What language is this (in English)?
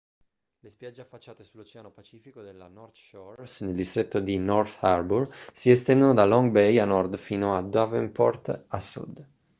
Italian